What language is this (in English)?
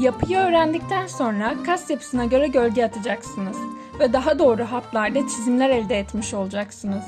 Turkish